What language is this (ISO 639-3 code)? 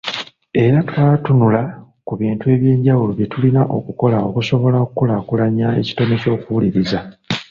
lug